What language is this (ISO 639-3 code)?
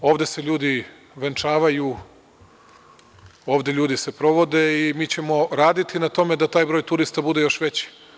srp